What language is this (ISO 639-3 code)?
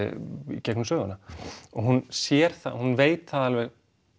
isl